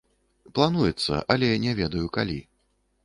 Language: Belarusian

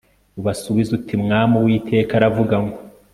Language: Kinyarwanda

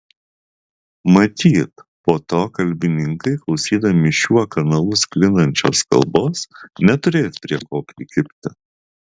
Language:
Lithuanian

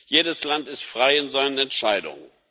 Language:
German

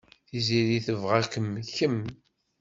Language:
Kabyle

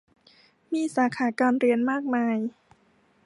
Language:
Thai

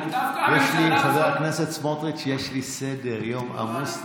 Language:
Hebrew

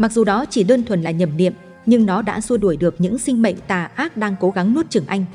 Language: Vietnamese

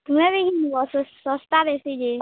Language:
Odia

